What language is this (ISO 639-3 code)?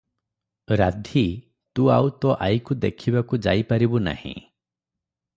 ori